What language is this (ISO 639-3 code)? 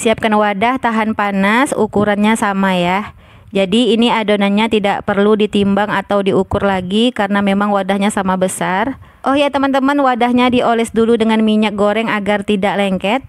ind